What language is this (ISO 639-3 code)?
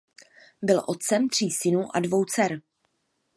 ces